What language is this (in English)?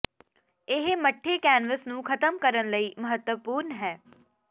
Punjabi